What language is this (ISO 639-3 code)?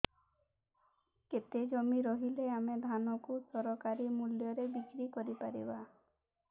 ori